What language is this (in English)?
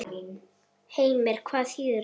Icelandic